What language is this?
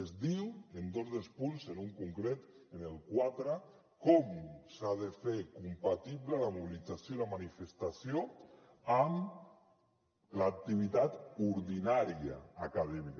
Catalan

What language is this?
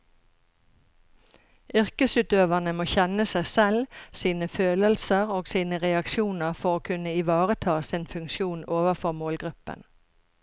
Norwegian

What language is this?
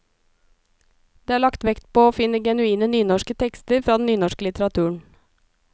Norwegian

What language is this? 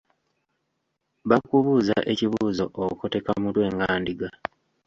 Ganda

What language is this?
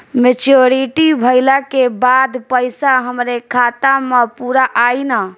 Bhojpuri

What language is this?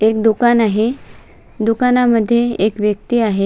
Marathi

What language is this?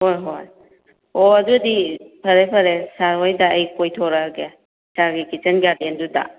Manipuri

